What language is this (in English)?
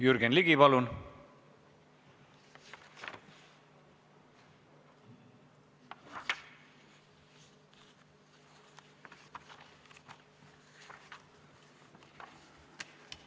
Estonian